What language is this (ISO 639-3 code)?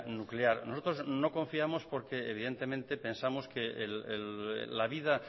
spa